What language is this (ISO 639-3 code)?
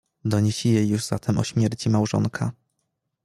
pol